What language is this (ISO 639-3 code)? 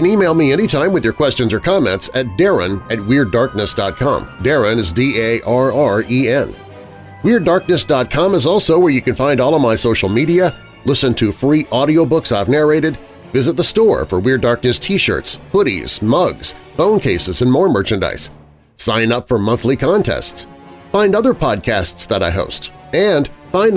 eng